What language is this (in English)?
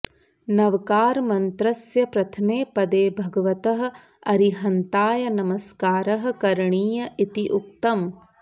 Sanskrit